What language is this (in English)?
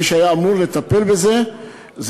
Hebrew